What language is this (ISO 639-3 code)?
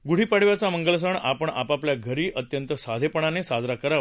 mar